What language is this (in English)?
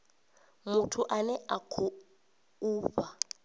Venda